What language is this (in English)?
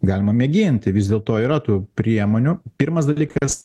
Lithuanian